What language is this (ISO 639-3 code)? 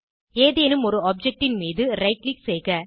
tam